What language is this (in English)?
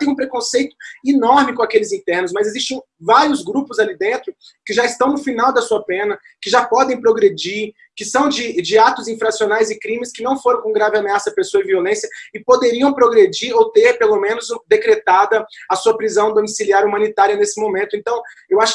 Portuguese